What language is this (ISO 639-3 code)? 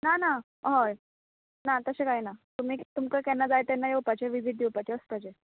kok